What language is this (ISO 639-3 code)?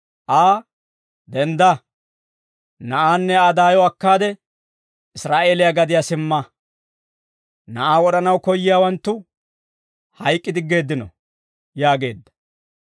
dwr